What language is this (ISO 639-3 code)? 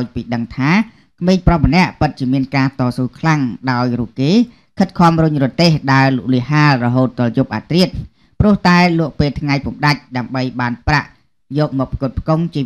tha